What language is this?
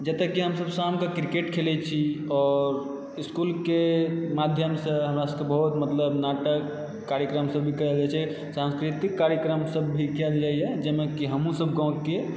Maithili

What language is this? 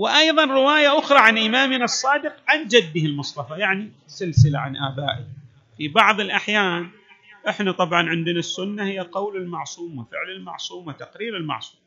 Arabic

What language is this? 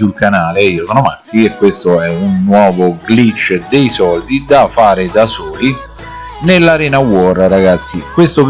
Italian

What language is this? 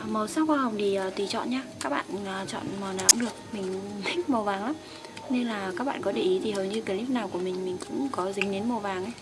Vietnamese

